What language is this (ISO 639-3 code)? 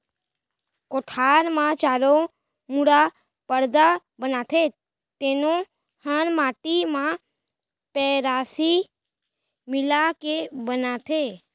hne